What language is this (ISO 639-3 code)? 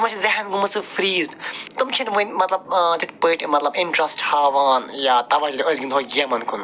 kas